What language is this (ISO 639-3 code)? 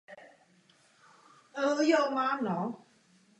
ces